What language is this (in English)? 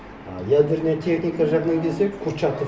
Kazakh